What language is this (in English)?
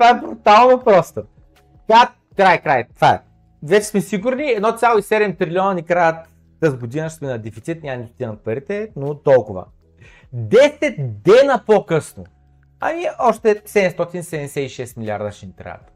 Bulgarian